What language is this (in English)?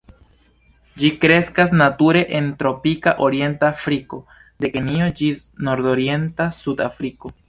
Esperanto